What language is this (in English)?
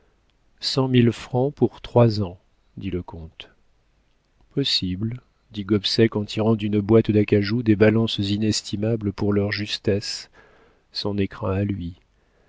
French